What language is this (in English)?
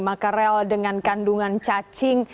Indonesian